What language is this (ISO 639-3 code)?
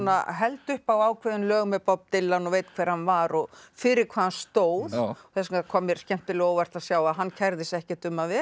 isl